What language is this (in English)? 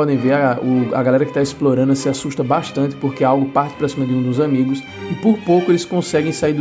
Portuguese